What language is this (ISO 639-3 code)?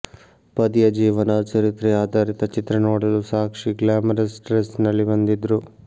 kan